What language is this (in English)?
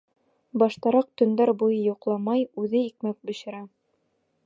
Bashkir